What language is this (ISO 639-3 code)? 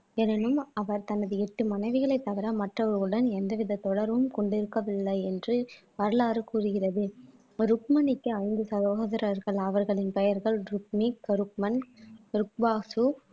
tam